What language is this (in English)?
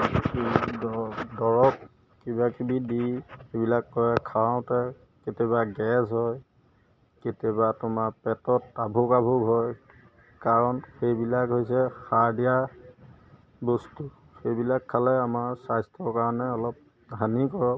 Assamese